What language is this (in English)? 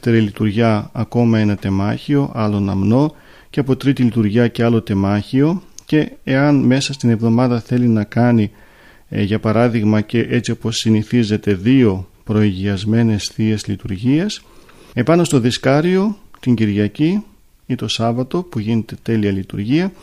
Greek